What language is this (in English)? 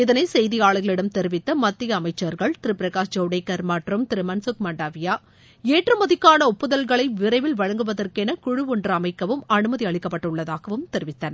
Tamil